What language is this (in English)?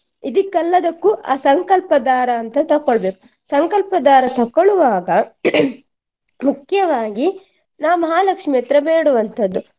Kannada